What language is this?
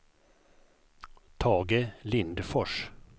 Swedish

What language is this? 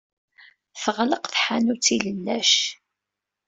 Kabyle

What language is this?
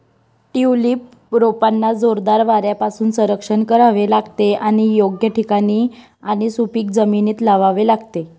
Marathi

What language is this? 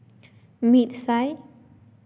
Santali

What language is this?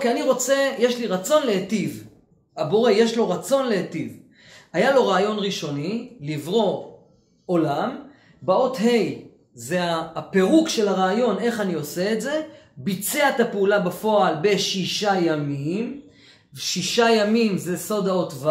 Hebrew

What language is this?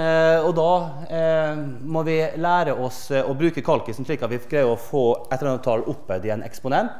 Norwegian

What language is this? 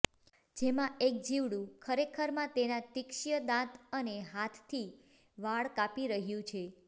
Gujarati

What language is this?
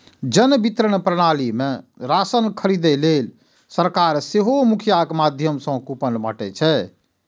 Maithili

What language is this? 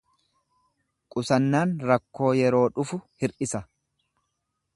Oromo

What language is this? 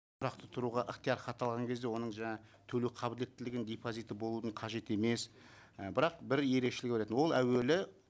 Kazakh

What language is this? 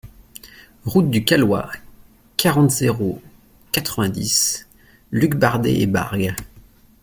French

